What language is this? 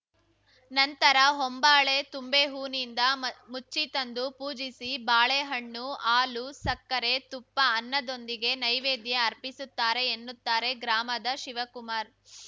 Kannada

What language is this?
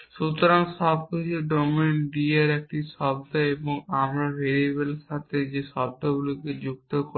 Bangla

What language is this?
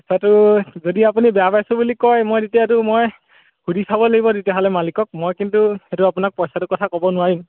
Assamese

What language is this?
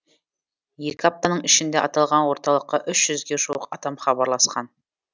Kazakh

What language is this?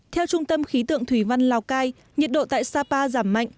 Vietnamese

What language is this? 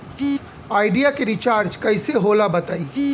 Bhojpuri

